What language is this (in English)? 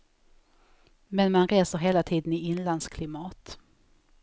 Swedish